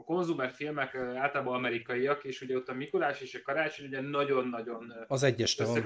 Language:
Hungarian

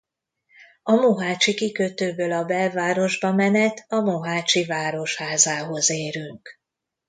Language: Hungarian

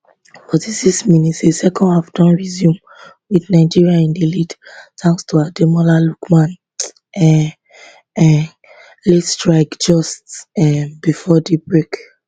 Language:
Nigerian Pidgin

